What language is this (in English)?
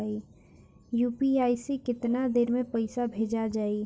Bhojpuri